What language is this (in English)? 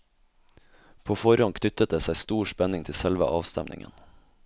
Norwegian